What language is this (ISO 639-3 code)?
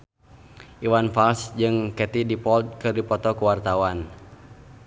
sun